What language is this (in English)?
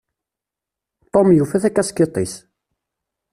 Kabyle